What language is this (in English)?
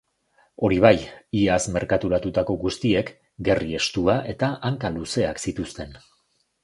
Basque